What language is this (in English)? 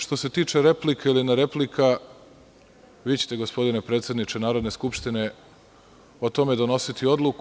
Serbian